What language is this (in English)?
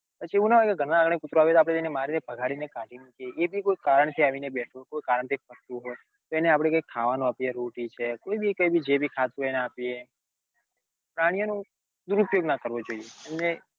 Gujarati